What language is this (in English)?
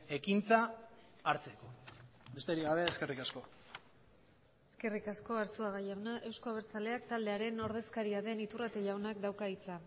Basque